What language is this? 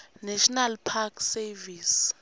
Swati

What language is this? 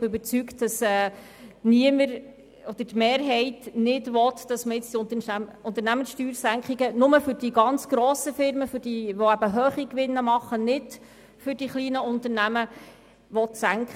Swiss German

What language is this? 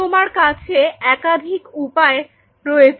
Bangla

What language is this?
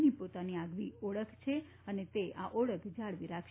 Gujarati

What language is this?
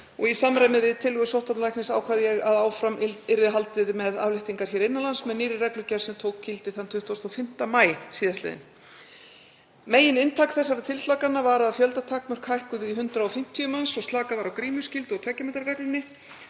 Icelandic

